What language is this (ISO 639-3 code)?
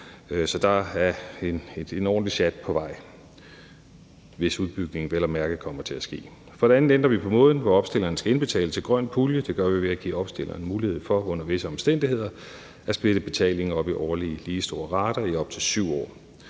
dan